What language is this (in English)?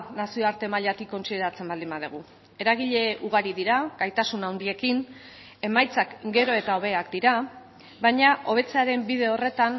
Basque